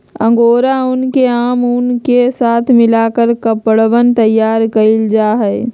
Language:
Magahi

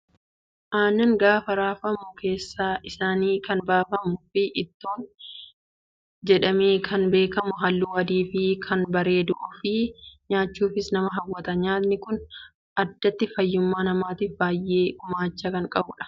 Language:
Oromo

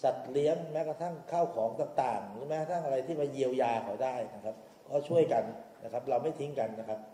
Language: Thai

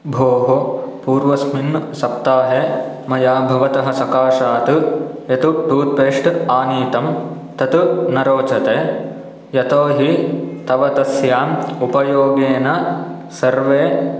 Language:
Sanskrit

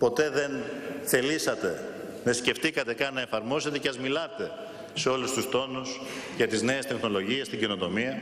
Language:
Greek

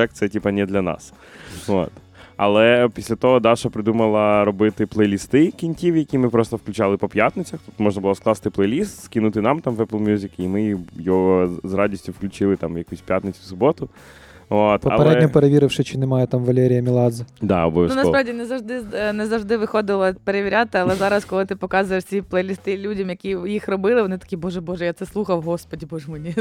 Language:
Ukrainian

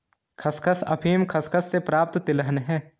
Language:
Hindi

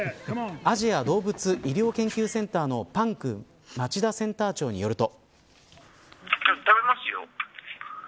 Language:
Japanese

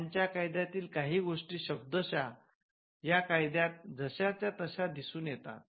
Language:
Marathi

